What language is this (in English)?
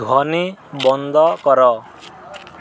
Odia